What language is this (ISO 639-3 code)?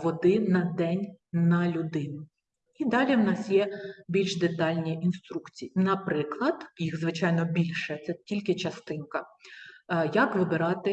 ukr